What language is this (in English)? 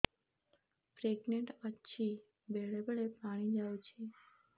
Odia